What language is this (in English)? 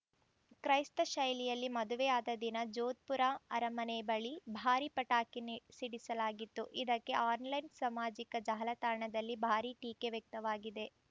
Kannada